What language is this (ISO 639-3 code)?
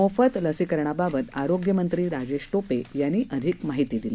mar